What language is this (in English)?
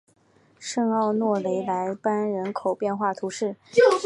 Chinese